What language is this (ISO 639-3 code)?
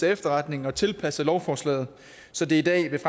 dan